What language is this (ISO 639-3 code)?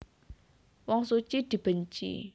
jav